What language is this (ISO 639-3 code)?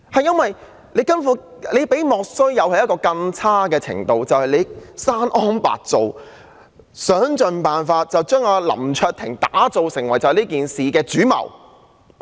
yue